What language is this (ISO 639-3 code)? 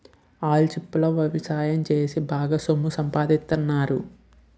tel